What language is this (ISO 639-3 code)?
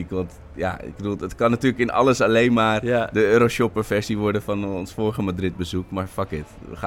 nld